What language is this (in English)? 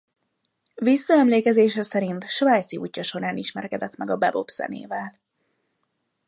Hungarian